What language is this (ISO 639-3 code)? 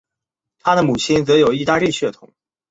zho